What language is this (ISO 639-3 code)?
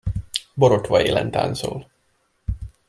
hun